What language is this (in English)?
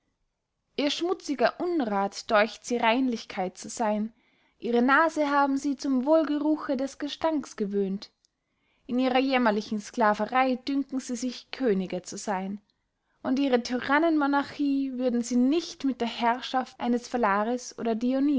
German